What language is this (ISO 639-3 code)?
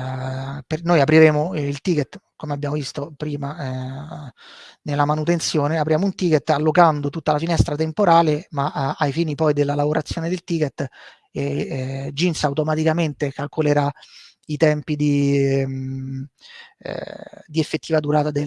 ita